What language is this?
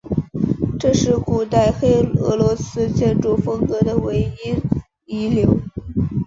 Chinese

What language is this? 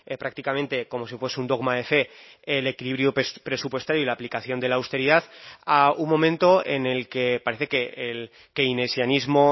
Spanish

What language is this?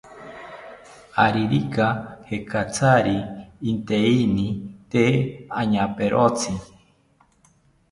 South Ucayali Ashéninka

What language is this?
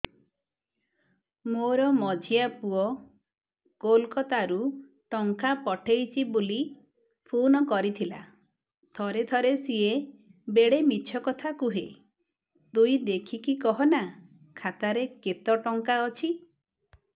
Odia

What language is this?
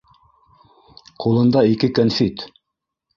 Bashkir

